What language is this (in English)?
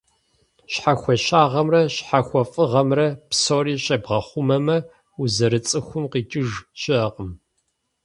Kabardian